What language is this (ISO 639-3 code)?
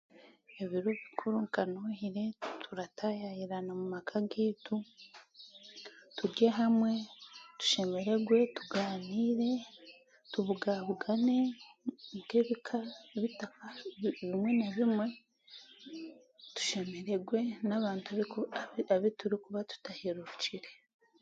cgg